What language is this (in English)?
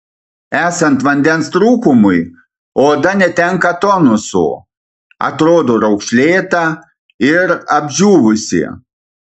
Lithuanian